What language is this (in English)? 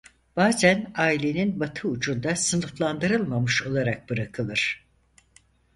Turkish